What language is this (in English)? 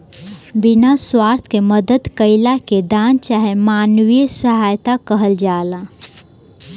Bhojpuri